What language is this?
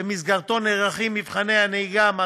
Hebrew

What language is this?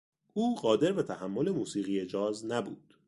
Persian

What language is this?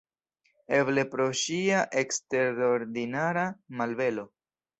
Esperanto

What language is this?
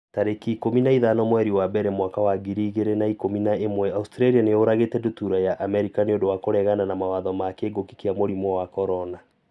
Kikuyu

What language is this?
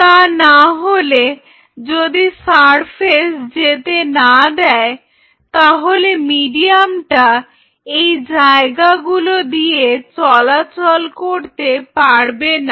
Bangla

